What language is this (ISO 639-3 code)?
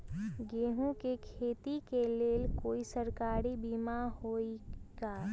mag